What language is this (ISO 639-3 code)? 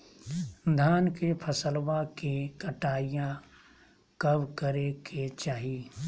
mag